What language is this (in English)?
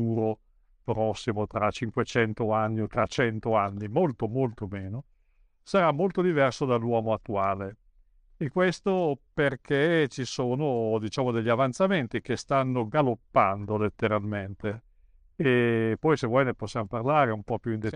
Italian